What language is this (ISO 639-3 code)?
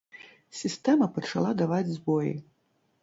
bel